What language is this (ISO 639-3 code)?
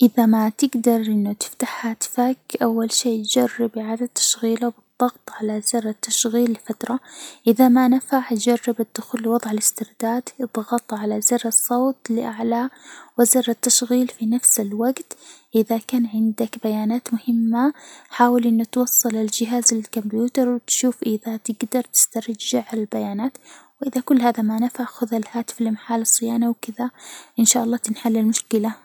acw